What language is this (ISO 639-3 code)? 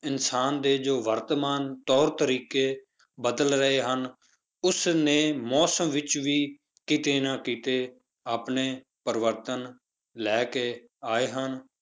pan